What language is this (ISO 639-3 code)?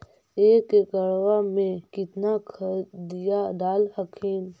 mag